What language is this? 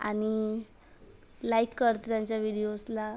Marathi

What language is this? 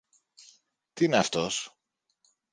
Greek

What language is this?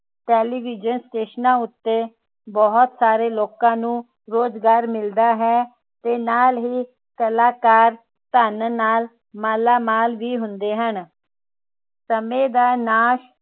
Punjabi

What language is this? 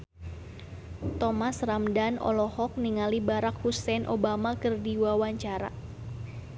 Sundanese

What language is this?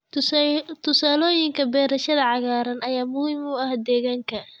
Somali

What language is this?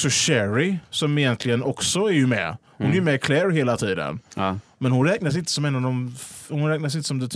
Swedish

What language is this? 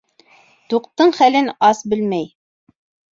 Bashkir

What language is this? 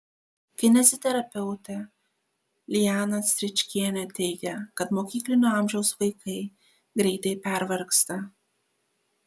Lithuanian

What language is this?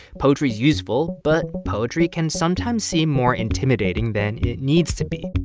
English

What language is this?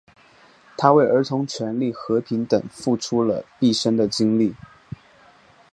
Chinese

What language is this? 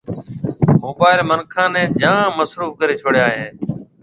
Marwari (Pakistan)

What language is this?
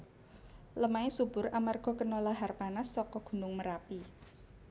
Javanese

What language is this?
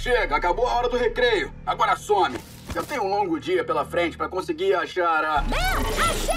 Portuguese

